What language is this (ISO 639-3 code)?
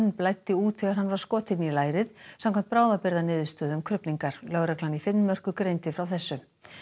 isl